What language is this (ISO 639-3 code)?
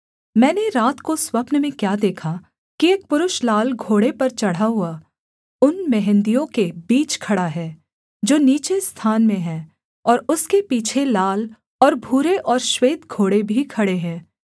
hin